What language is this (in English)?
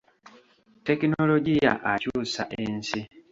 Ganda